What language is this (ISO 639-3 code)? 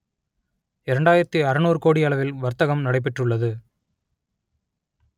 tam